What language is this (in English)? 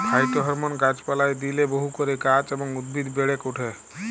Bangla